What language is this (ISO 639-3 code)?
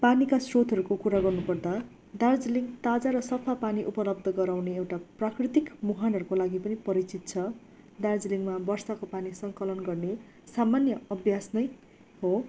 nep